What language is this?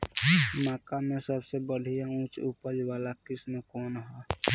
Bhojpuri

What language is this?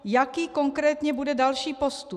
Czech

